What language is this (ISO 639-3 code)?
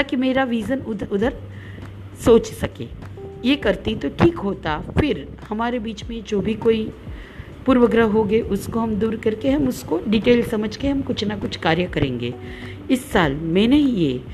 hin